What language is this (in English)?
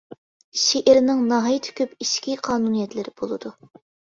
Uyghur